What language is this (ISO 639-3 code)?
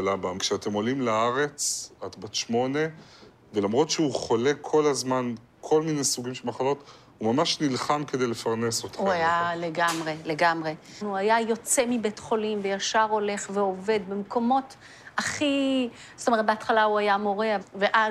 heb